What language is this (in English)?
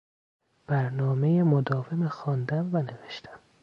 Persian